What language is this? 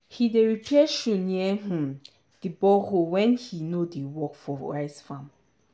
Nigerian Pidgin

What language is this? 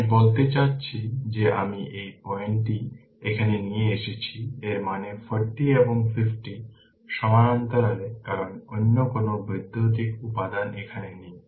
Bangla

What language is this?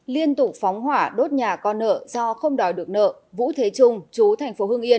Vietnamese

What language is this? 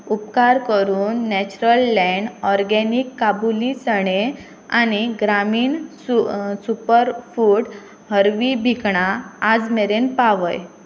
Konkani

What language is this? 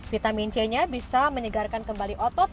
Indonesian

